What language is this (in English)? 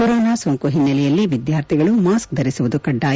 Kannada